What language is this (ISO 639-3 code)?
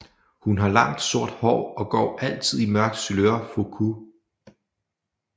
dan